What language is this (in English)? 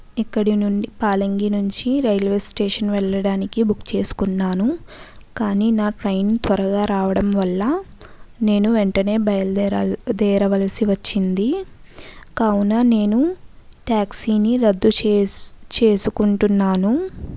Telugu